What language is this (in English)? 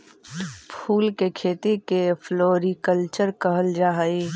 Magahi